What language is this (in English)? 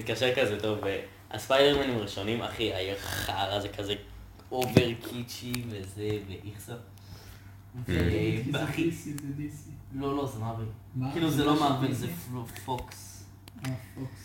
Hebrew